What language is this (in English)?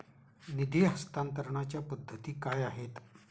Marathi